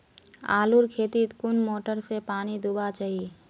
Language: Magahi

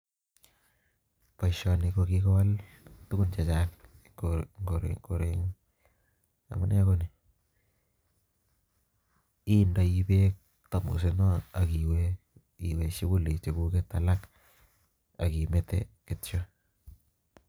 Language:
Kalenjin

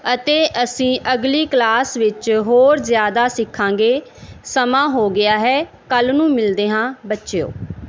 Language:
Punjabi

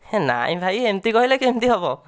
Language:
Odia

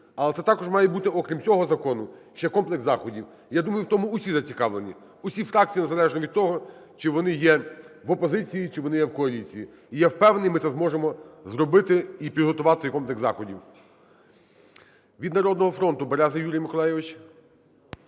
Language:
Ukrainian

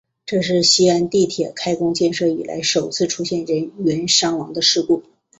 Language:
Chinese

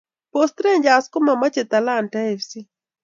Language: Kalenjin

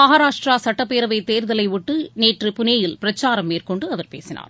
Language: Tamil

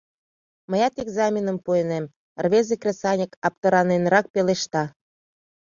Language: Mari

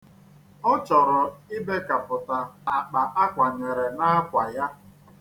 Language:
Igbo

